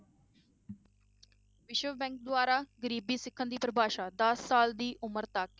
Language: Punjabi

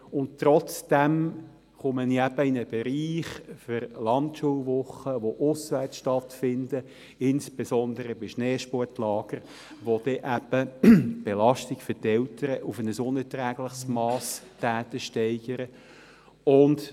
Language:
Swiss German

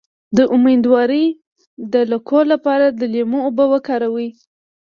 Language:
Pashto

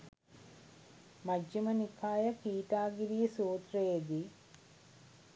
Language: Sinhala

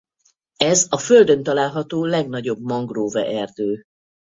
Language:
Hungarian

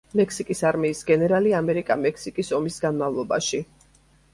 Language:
Georgian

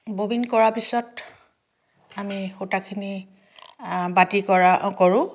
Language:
Assamese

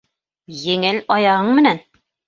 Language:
Bashkir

